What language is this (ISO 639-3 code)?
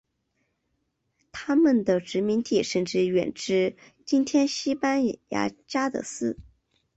zho